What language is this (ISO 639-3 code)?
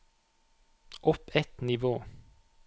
nor